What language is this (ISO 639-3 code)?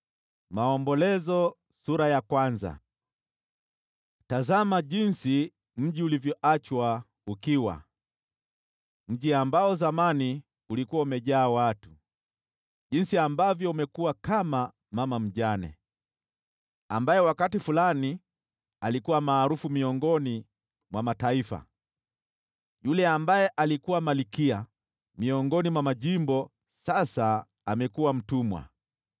swa